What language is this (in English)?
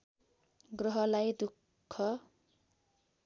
Nepali